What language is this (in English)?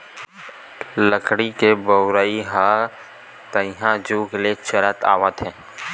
Chhattisgarhi